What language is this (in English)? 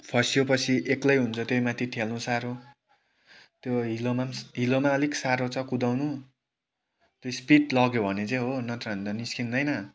Nepali